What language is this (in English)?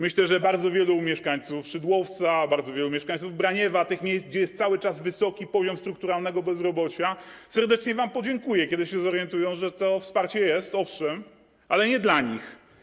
Polish